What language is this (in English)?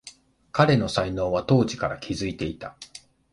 Japanese